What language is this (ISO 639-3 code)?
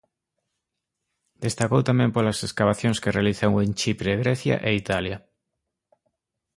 glg